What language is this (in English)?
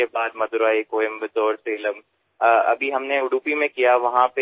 Assamese